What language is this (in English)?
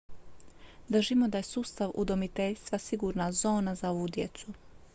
Croatian